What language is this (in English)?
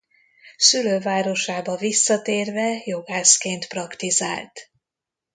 Hungarian